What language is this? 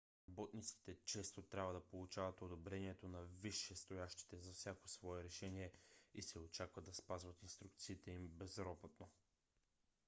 Bulgarian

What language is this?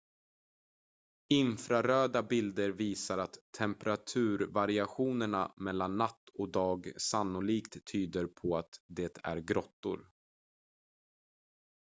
Swedish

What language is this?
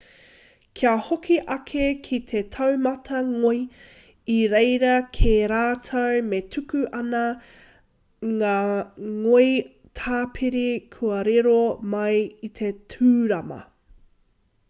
Māori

